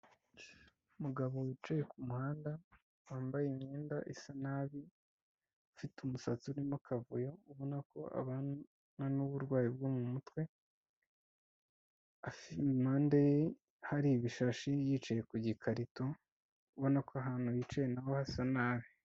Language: Kinyarwanda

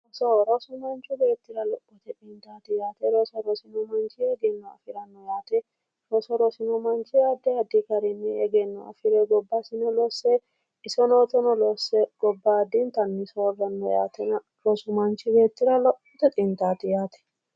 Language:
Sidamo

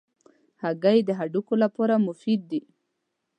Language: Pashto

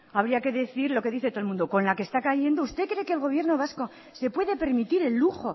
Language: Spanish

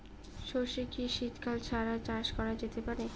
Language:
Bangla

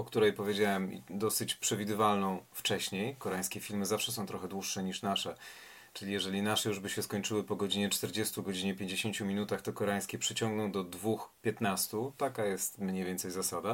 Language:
Polish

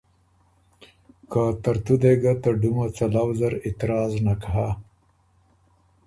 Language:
Ormuri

